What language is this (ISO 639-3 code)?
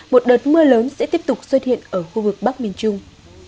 vie